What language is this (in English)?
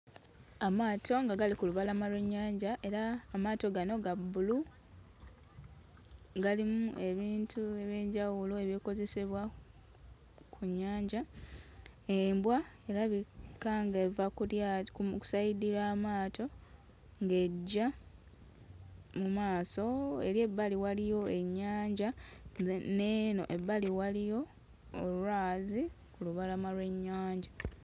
Ganda